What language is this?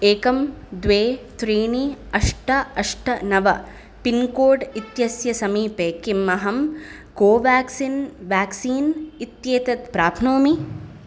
Sanskrit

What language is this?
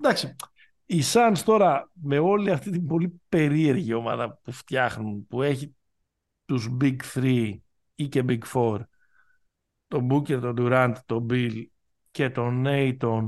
Greek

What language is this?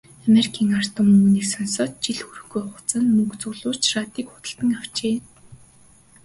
Mongolian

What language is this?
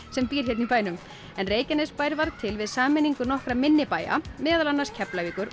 Icelandic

